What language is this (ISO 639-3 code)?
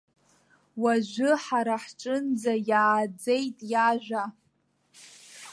abk